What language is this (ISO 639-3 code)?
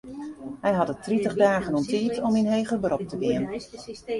fry